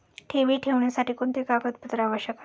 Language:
Marathi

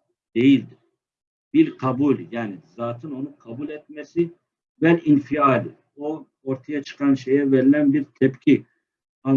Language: Turkish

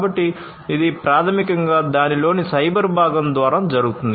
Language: Telugu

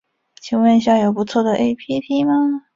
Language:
Chinese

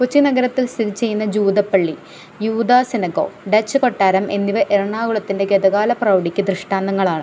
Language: Malayalam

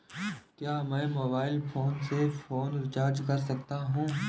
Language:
Hindi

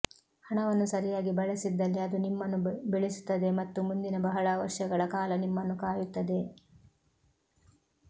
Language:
Kannada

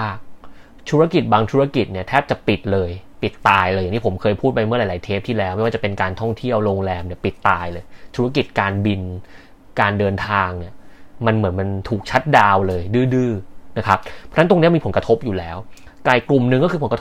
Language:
Thai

